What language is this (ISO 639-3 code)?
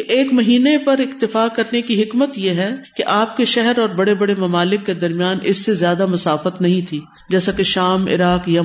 urd